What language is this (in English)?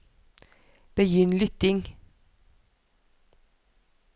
Norwegian